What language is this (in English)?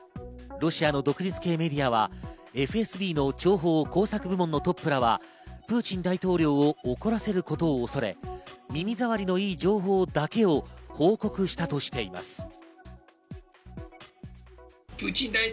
Japanese